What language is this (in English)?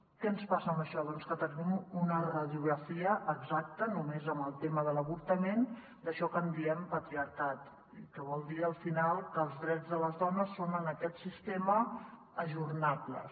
Catalan